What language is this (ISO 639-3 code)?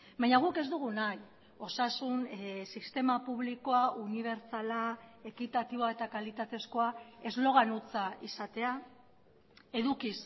eus